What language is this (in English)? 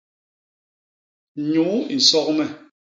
Basaa